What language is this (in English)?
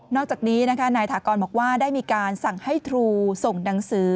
Thai